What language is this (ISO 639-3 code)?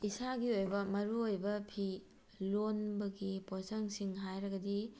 mni